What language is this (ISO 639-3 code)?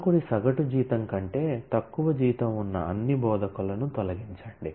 tel